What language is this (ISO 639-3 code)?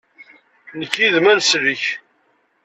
kab